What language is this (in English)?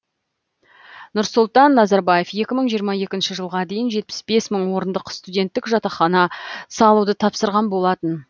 Kazakh